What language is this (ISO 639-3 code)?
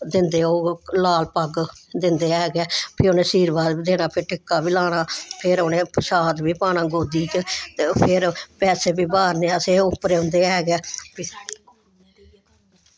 doi